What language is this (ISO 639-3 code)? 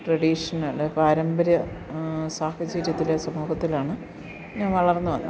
mal